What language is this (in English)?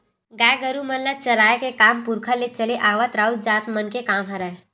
Chhattisgarhi